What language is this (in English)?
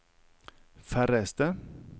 Norwegian